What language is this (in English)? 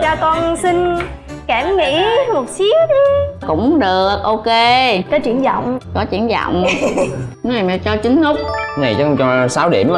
Vietnamese